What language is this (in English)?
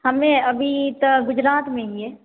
Maithili